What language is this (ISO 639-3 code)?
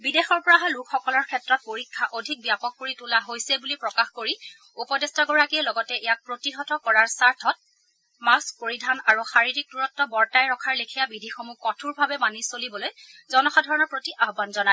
asm